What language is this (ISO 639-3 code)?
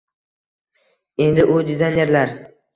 uzb